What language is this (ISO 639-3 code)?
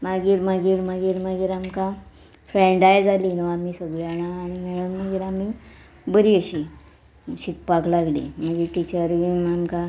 kok